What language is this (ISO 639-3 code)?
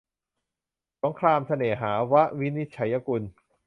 tha